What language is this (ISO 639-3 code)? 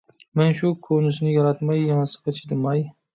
uig